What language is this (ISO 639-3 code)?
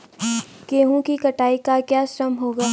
hin